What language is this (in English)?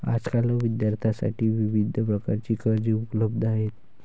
Marathi